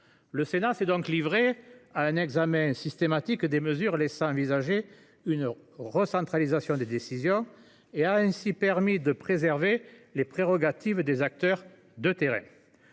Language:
French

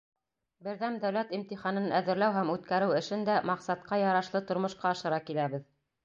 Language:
Bashkir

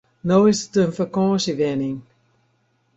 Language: Western Frisian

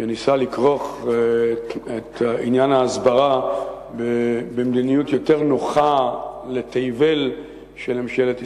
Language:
Hebrew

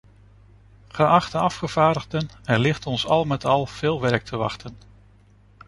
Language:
Dutch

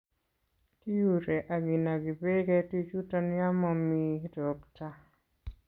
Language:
Kalenjin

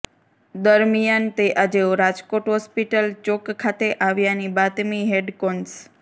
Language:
Gujarati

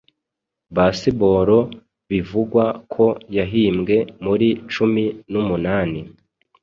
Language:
Kinyarwanda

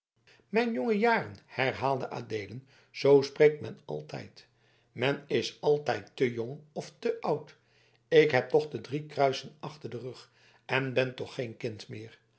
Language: Dutch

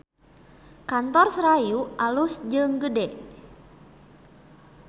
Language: Sundanese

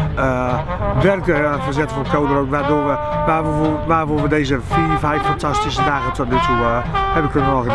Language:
Dutch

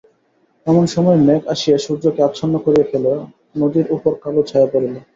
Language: Bangla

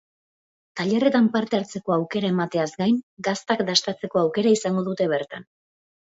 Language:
Basque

